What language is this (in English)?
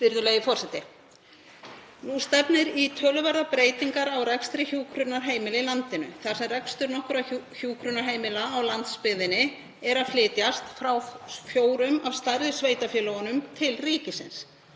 Icelandic